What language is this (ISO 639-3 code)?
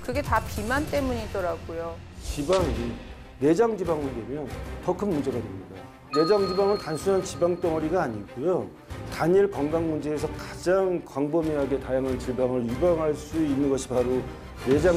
kor